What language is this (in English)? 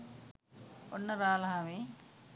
Sinhala